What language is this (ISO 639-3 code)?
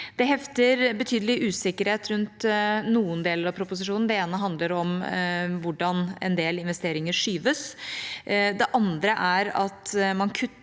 nor